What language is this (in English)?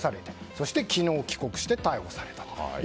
Japanese